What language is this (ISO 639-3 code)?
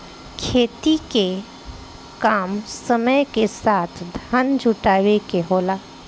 bho